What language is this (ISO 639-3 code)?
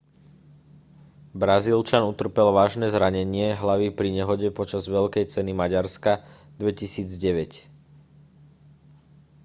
slk